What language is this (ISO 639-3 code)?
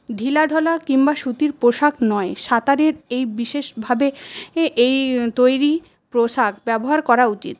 ben